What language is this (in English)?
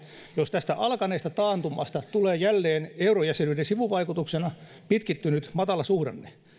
Finnish